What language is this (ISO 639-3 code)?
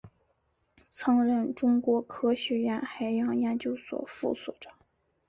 zho